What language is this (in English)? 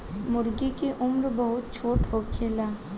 Bhojpuri